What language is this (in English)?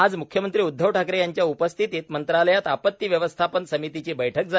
Marathi